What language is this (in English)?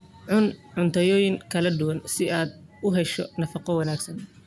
Somali